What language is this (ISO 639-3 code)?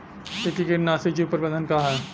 bho